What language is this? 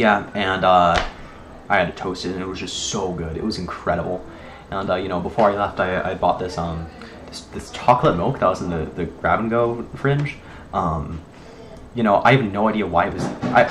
English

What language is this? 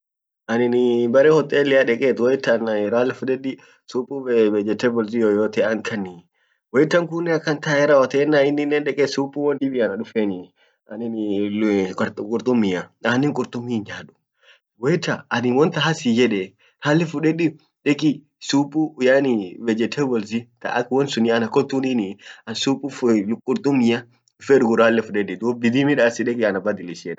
Orma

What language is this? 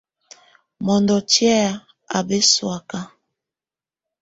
Tunen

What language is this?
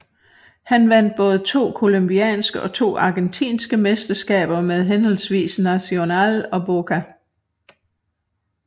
Danish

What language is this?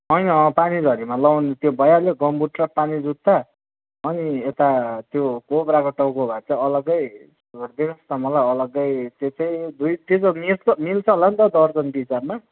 Nepali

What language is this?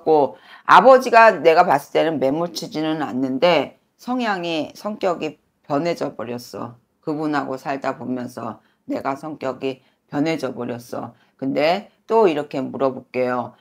Korean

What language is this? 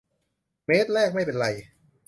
Thai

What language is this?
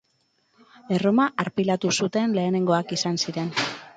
Basque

